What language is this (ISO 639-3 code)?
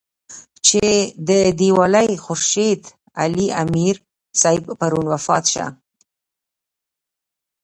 pus